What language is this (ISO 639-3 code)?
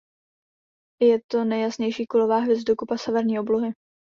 ces